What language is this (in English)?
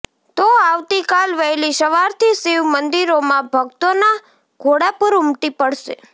Gujarati